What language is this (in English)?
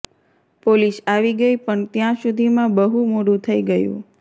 Gujarati